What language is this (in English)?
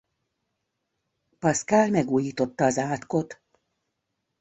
Hungarian